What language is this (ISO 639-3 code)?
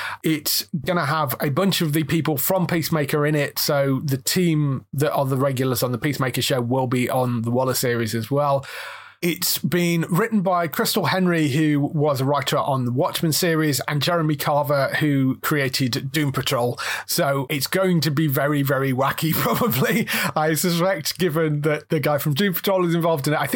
eng